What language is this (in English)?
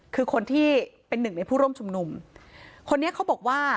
Thai